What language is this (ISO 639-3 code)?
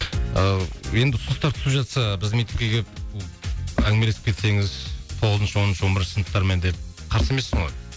kaz